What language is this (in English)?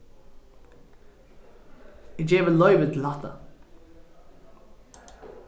Faroese